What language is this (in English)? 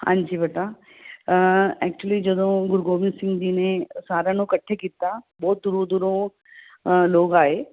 Punjabi